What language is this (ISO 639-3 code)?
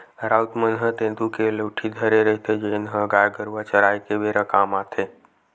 hne